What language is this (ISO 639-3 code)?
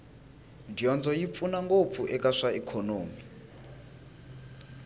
tso